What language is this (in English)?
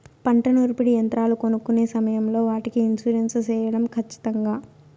Telugu